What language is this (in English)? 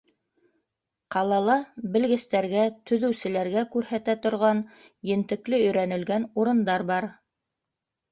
Bashkir